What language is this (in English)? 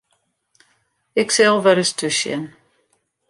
Western Frisian